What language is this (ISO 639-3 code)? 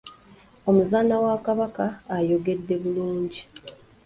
lug